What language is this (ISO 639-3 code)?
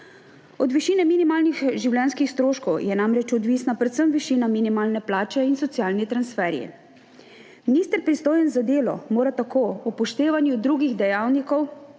slv